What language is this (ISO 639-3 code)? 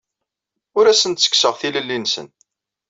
kab